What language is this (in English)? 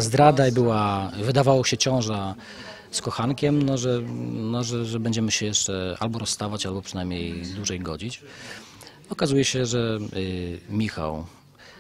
Polish